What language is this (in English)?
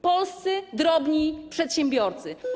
Polish